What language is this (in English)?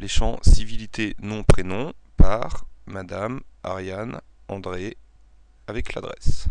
French